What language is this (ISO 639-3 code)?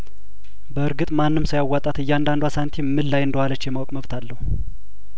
amh